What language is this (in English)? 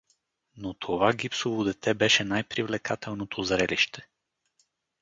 Bulgarian